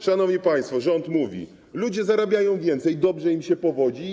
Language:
Polish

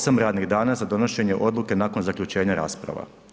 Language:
Croatian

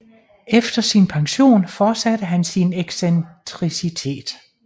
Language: Danish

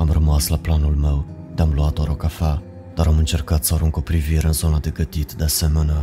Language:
Romanian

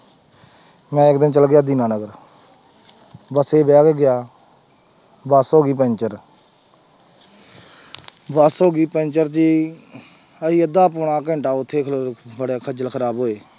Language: Punjabi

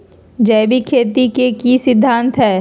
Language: Magahi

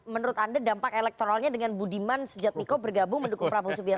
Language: Indonesian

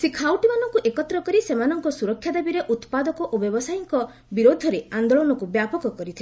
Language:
Odia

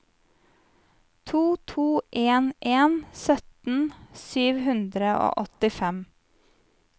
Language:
Norwegian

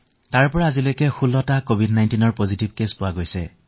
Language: Assamese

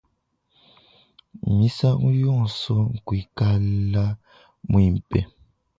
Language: Luba-Lulua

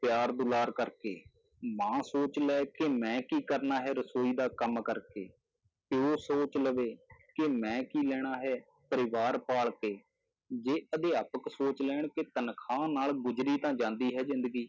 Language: Punjabi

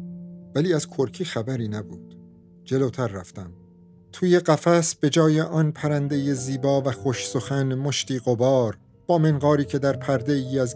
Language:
Persian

